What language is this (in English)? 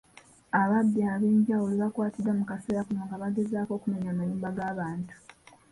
Ganda